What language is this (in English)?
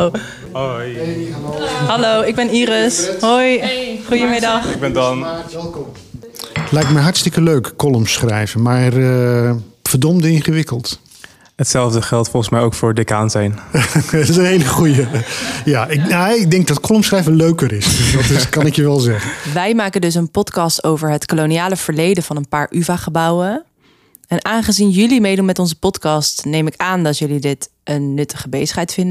Dutch